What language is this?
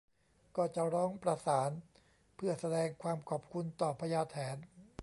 Thai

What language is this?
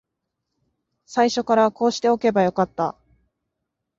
Japanese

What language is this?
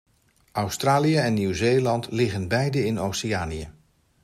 Dutch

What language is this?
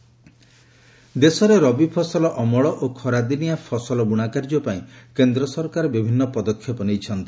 Odia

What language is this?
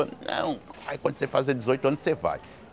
Portuguese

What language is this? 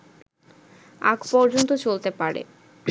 Bangla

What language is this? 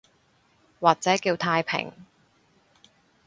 Cantonese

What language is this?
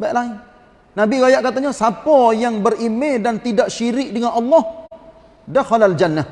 Malay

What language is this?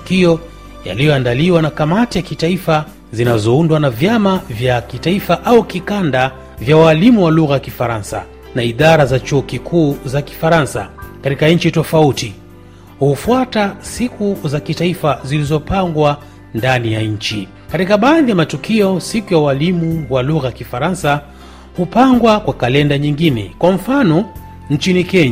Swahili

